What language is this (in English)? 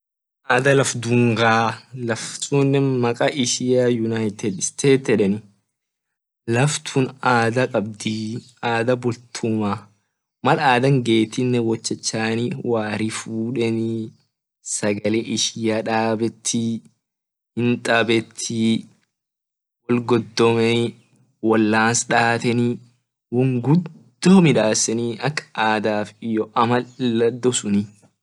Orma